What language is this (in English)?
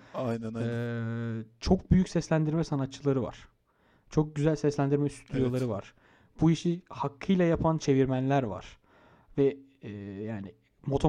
Turkish